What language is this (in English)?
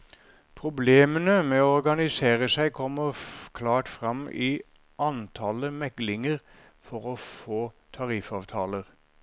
Norwegian